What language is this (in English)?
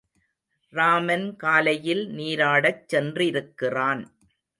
Tamil